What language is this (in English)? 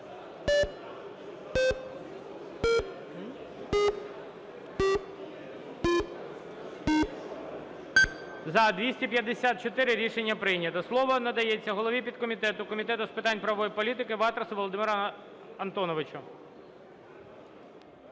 Ukrainian